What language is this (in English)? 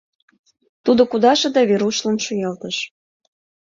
Mari